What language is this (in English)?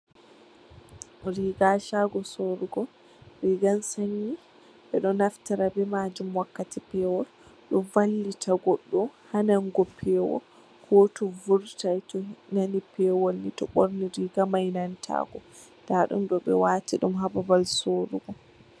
Fula